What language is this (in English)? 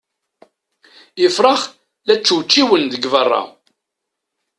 Kabyle